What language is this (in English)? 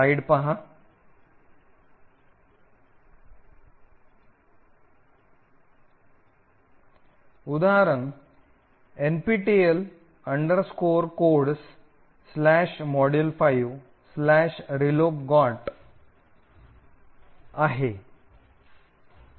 Marathi